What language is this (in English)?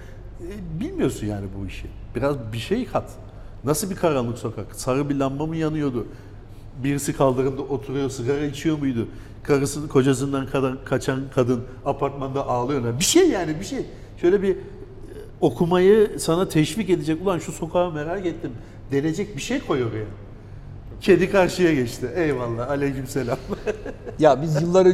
Turkish